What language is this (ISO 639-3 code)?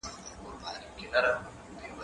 pus